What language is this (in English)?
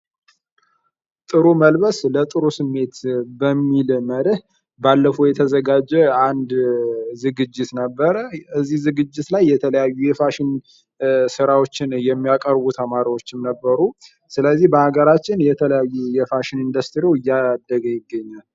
Amharic